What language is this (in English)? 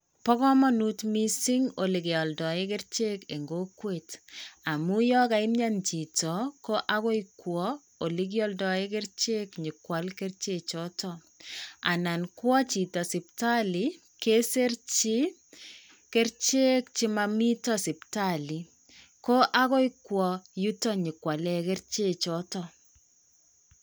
Kalenjin